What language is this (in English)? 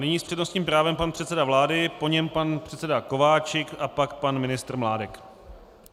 Czech